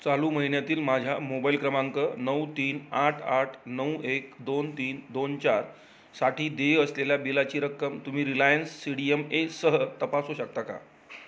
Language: Marathi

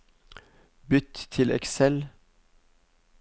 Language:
Norwegian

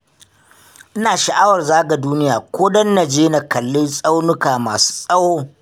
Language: Hausa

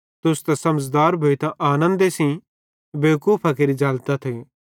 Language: Bhadrawahi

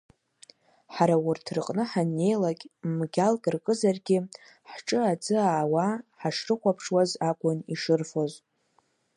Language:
Abkhazian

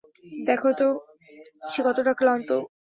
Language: Bangla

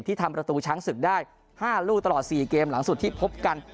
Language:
Thai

